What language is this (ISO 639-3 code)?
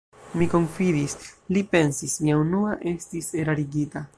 epo